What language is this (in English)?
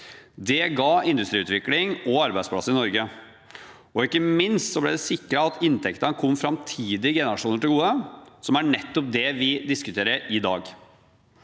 Norwegian